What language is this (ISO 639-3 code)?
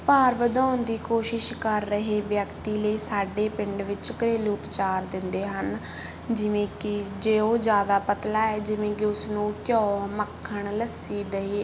pan